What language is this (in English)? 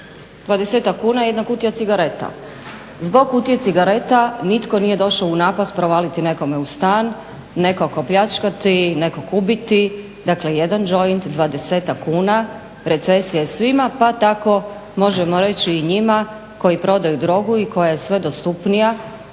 Croatian